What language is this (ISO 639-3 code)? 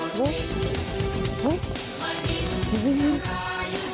tha